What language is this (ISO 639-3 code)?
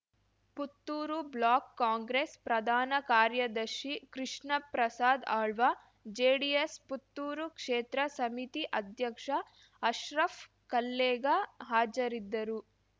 kan